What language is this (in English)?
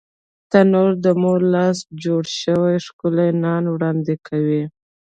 Pashto